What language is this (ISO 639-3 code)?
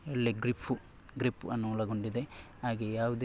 kan